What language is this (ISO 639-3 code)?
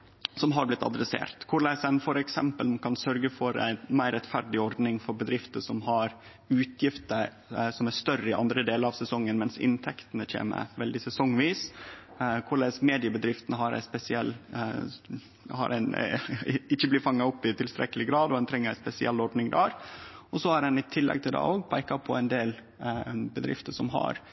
nno